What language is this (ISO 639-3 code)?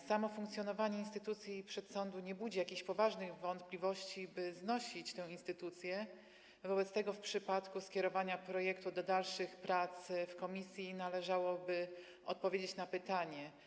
pol